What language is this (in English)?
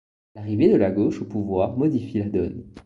French